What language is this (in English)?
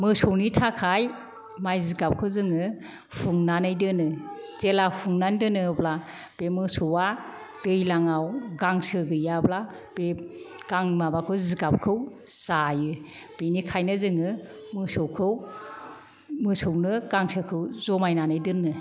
Bodo